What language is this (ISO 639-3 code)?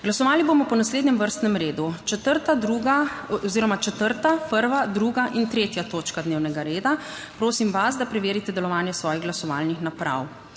slv